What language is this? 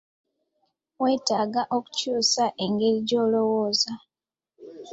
Ganda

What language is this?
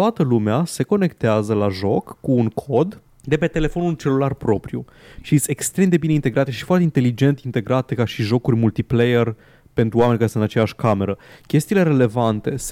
Romanian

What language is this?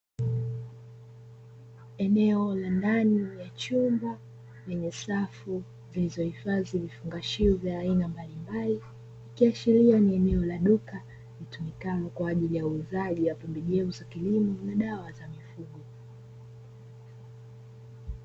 Swahili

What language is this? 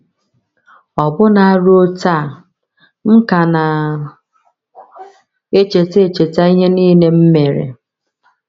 Igbo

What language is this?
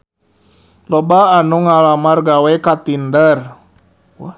Sundanese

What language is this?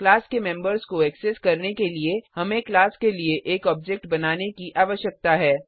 Hindi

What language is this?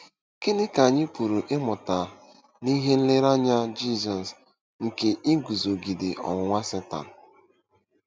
Igbo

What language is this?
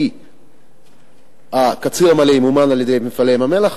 Hebrew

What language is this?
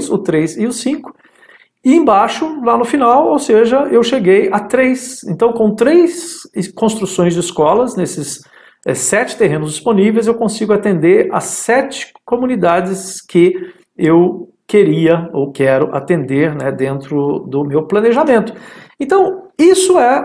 Portuguese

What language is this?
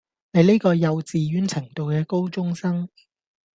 Cantonese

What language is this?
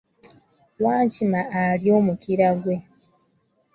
Ganda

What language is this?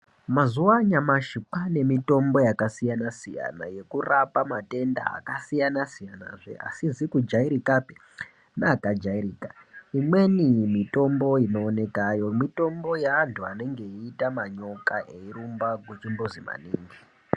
Ndau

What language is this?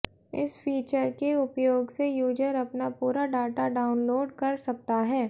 Hindi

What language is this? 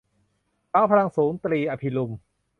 Thai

